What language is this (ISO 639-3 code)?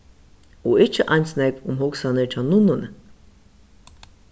fao